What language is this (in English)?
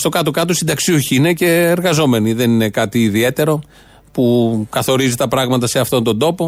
Greek